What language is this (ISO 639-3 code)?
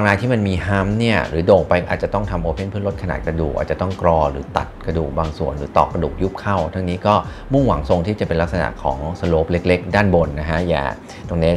tha